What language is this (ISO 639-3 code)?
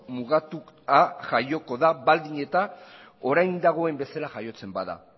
eus